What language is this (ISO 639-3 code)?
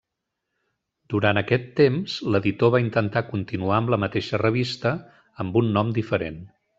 cat